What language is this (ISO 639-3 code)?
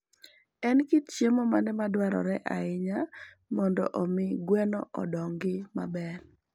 luo